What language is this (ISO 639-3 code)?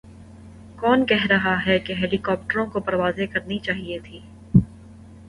urd